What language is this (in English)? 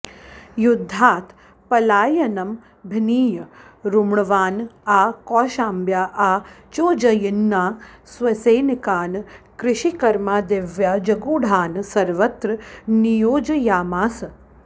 Sanskrit